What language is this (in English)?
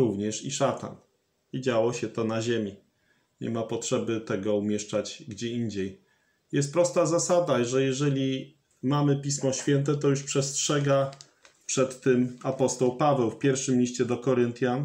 Polish